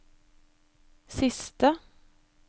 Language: Norwegian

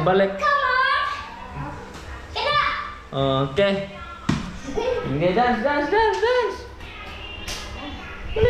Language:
Filipino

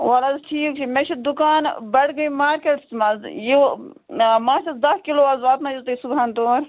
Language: Kashmiri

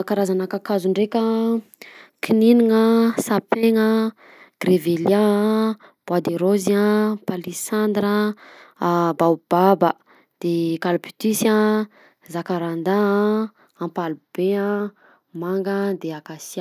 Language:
Southern Betsimisaraka Malagasy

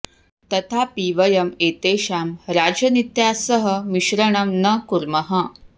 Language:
Sanskrit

